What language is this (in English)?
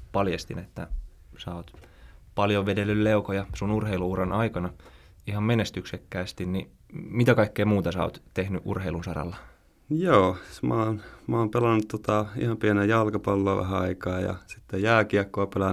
Finnish